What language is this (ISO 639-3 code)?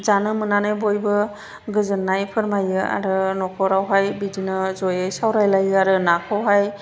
brx